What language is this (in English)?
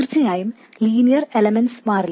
Malayalam